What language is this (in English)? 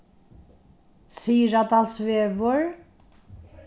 Faroese